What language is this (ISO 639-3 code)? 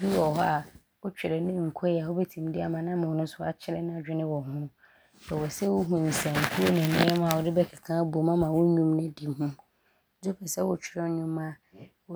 abr